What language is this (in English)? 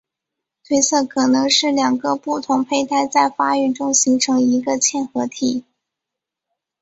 Chinese